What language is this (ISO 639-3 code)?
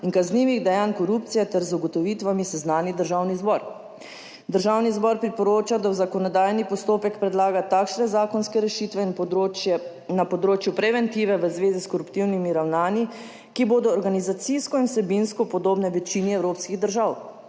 slv